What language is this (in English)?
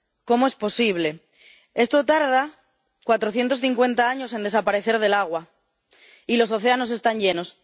Spanish